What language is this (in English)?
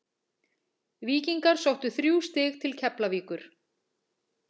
Icelandic